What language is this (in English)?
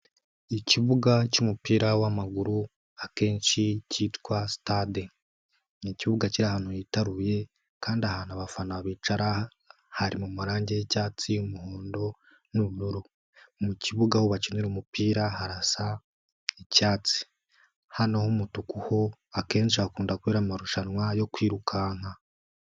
Kinyarwanda